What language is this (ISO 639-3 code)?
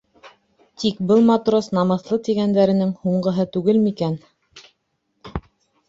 bak